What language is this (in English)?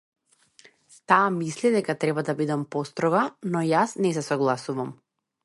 Macedonian